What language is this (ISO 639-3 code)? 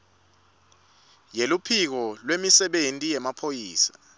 ssw